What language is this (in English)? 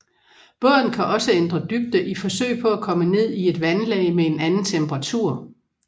Danish